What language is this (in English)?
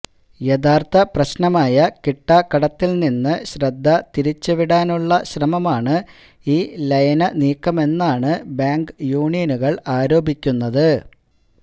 Malayalam